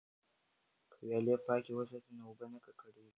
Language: Pashto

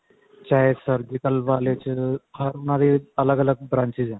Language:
Punjabi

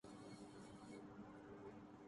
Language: Urdu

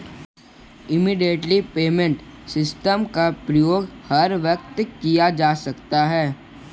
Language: Hindi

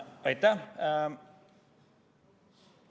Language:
Estonian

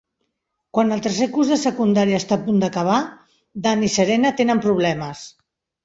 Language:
Catalan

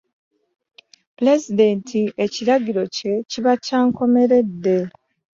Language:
Ganda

